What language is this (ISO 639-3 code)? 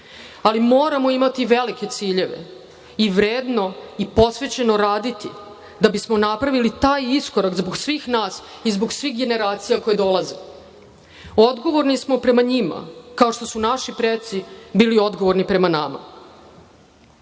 srp